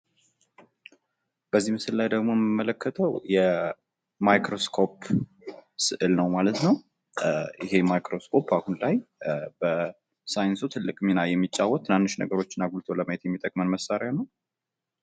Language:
Amharic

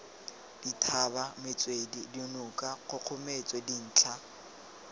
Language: Tswana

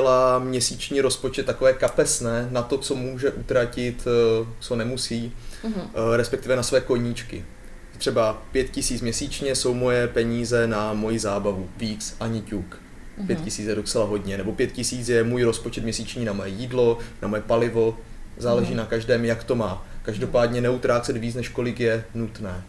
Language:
Czech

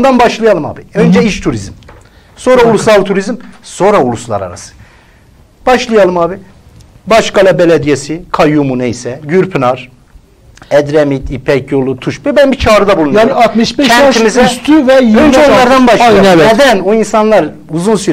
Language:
Turkish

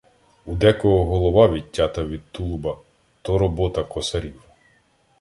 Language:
Ukrainian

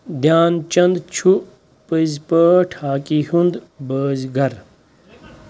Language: Kashmiri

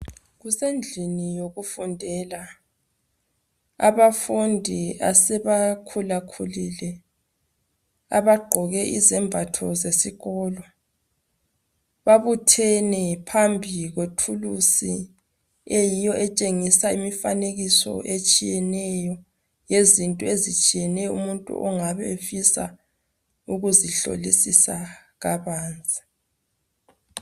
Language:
North Ndebele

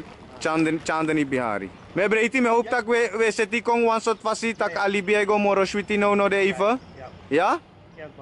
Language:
Dutch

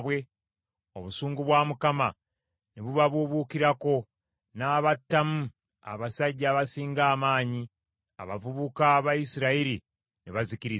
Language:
Ganda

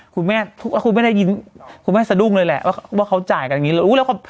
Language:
Thai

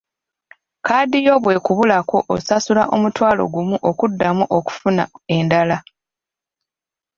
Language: Ganda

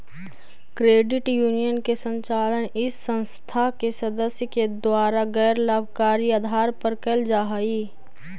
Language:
Magahi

